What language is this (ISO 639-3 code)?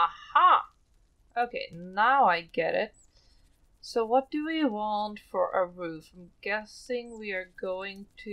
eng